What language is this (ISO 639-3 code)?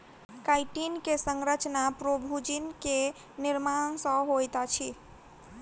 mai